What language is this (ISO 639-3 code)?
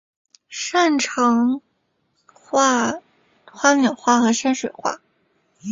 zho